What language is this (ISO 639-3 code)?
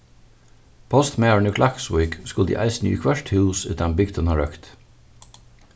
fao